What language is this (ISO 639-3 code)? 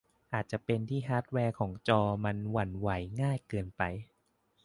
tha